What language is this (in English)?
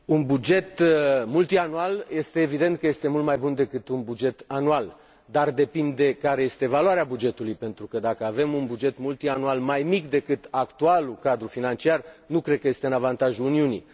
Romanian